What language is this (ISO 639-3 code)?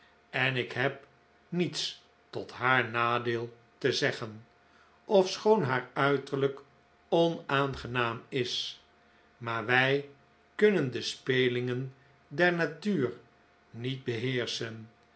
nld